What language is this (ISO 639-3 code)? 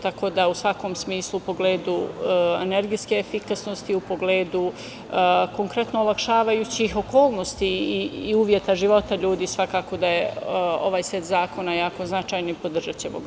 srp